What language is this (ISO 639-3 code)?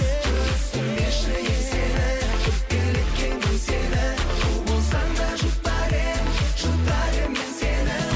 kaz